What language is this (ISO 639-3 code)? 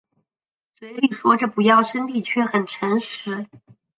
zho